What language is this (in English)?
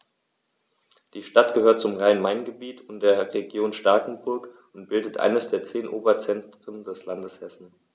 German